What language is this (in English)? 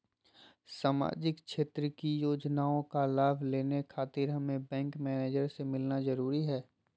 Magahi